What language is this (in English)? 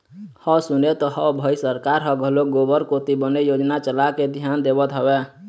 Chhattisgarhi